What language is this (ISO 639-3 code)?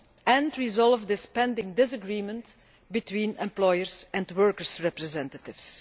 eng